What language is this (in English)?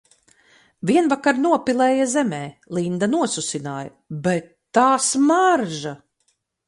Latvian